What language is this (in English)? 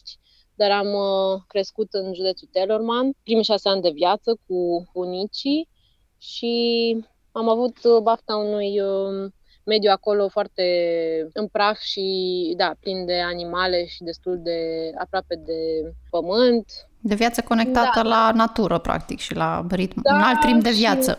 Romanian